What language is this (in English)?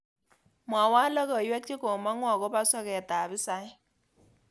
Kalenjin